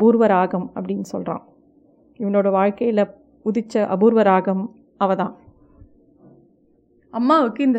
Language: Tamil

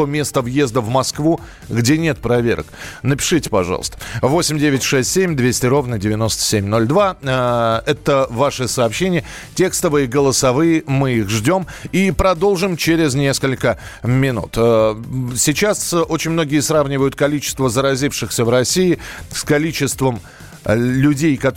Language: Russian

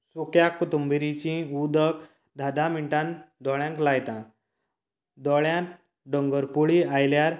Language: Konkani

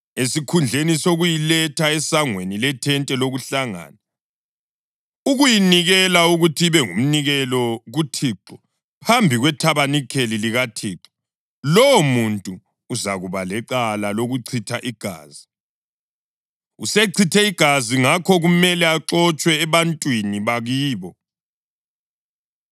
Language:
North Ndebele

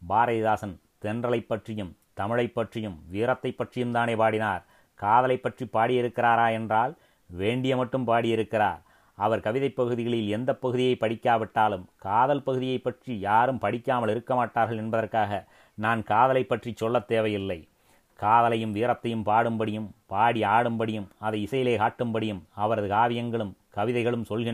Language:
Tamil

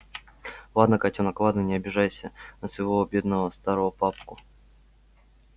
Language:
Russian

